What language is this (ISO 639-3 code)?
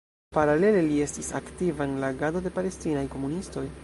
epo